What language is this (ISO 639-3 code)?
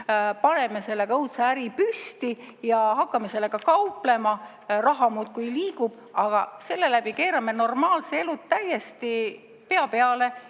est